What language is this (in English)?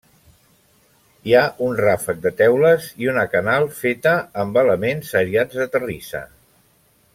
Catalan